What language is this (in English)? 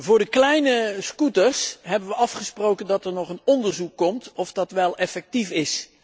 Dutch